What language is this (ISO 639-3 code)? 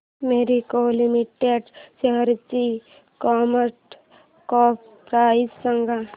mar